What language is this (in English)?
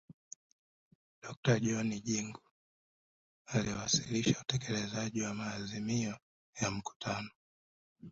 Swahili